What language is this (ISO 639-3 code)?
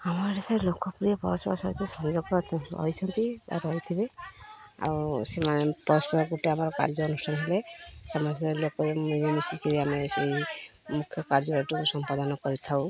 ori